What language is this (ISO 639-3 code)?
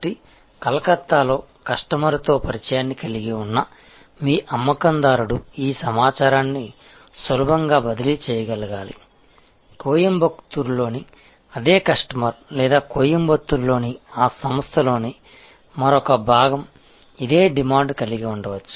tel